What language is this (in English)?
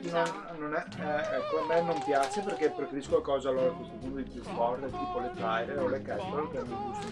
Italian